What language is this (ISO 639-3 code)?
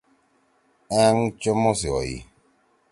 trw